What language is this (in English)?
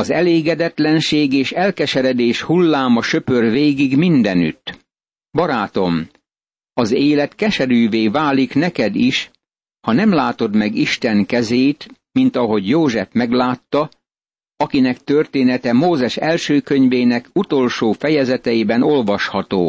Hungarian